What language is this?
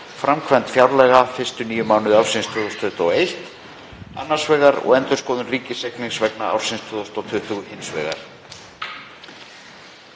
Icelandic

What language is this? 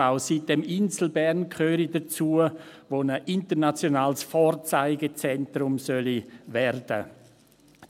Swiss German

